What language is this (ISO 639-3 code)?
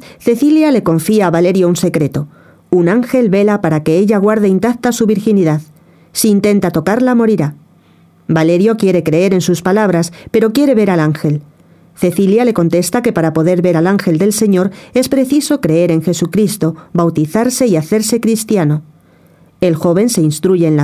spa